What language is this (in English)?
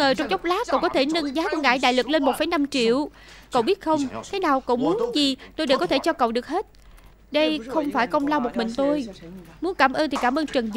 Vietnamese